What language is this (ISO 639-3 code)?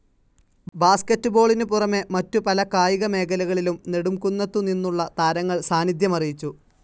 mal